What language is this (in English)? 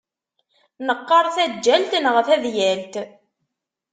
Kabyle